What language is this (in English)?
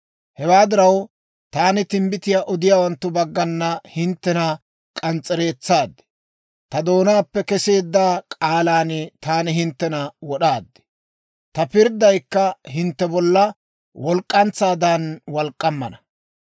Dawro